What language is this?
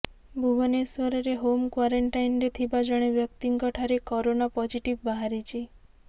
Odia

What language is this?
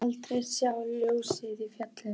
Icelandic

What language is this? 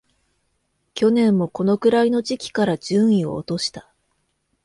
Japanese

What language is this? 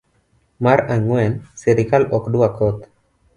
Luo (Kenya and Tanzania)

